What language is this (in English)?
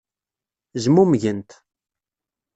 Kabyle